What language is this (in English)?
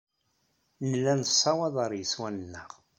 Kabyle